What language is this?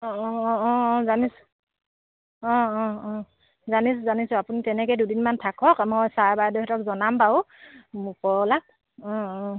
Assamese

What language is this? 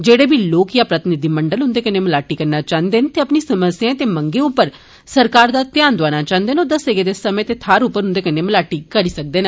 Dogri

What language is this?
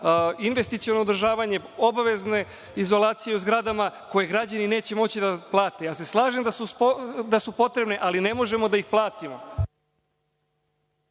Serbian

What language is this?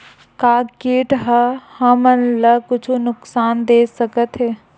Chhattisgarhi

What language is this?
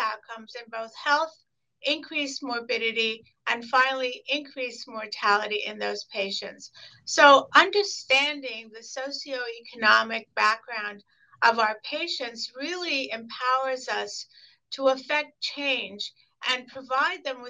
English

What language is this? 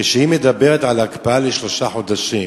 Hebrew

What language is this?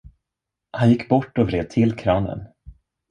Swedish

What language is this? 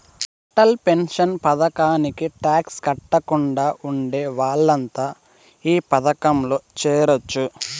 Telugu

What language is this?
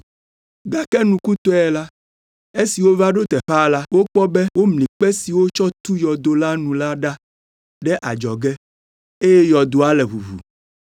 Ewe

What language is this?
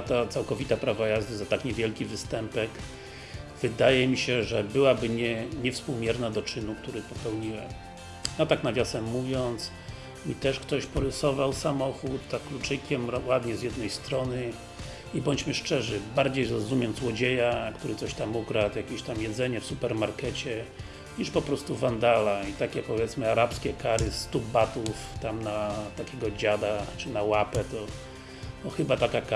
Polish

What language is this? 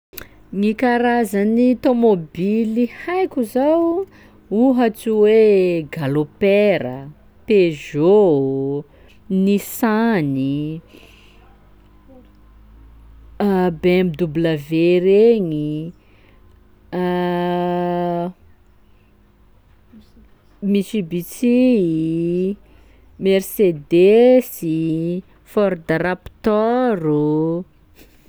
Sakalava Malagasy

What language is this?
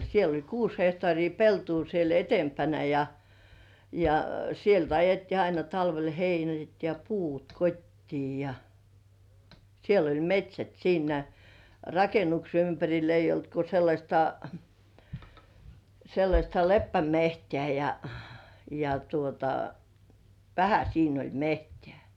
Finnish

